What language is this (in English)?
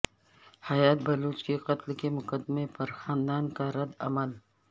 Urdu